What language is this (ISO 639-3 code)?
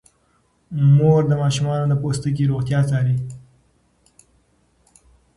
pus